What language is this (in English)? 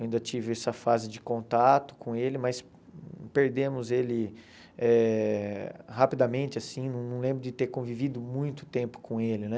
Portuguese